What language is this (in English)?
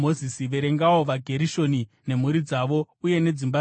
Shona